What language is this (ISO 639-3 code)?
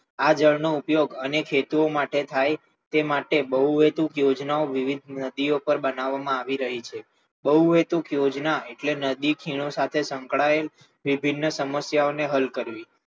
guj